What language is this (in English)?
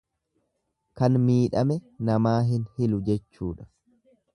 Oromo